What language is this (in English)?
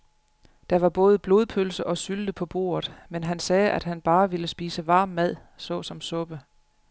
Danish